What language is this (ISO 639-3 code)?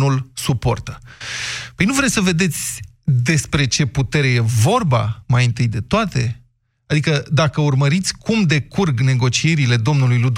ron